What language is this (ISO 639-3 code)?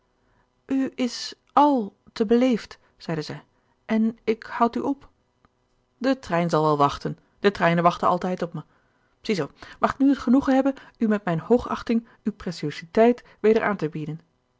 nld